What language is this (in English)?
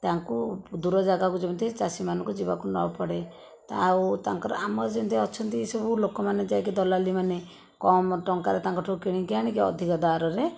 Odia